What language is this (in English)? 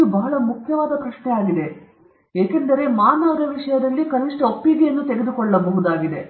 Kannada